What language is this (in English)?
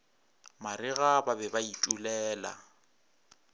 Northern Sotho